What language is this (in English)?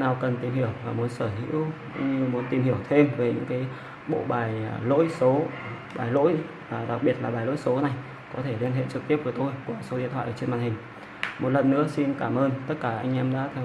Vietnamese